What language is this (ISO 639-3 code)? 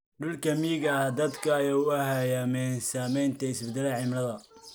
som